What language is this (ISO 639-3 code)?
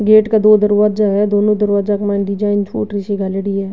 raj